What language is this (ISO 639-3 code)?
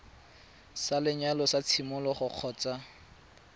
tsn